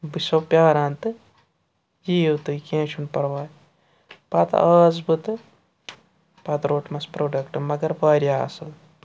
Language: Kashmiri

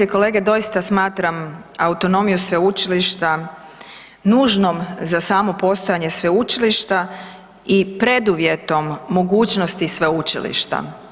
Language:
Croatian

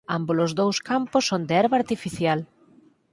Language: Galician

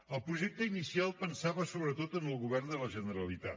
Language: Catalan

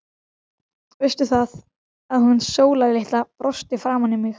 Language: Icelandic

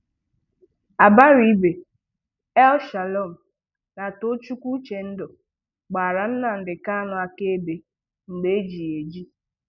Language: Igbo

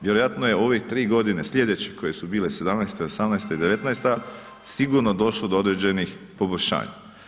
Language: Croatian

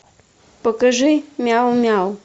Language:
Russian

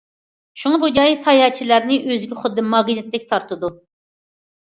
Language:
Uyghur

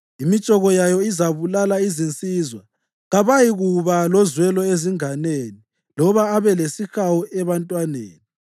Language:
North Ndebele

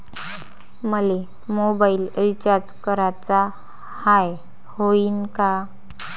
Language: Marathi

